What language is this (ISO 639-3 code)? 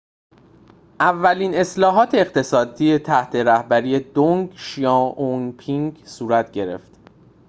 fas